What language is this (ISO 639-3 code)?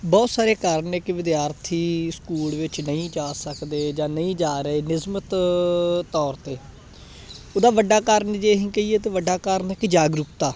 pan